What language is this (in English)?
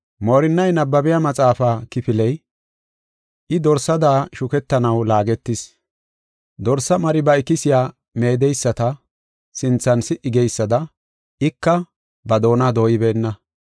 Gofa